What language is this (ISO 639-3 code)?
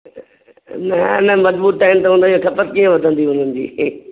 snd